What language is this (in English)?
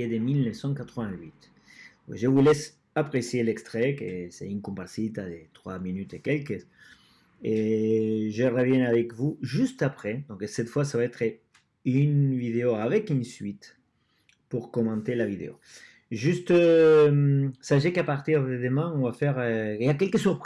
French